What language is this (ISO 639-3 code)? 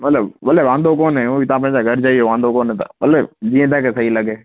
snd